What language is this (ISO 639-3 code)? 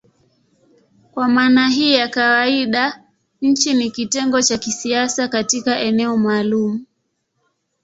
swa